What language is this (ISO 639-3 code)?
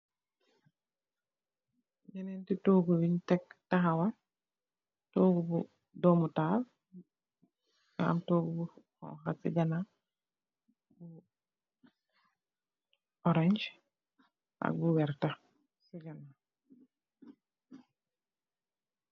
wol